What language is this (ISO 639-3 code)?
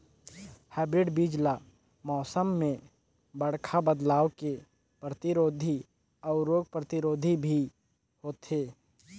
hne